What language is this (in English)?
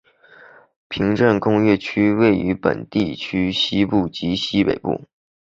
Chinese